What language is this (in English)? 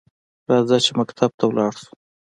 Pashto